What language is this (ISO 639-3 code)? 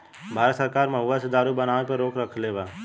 bho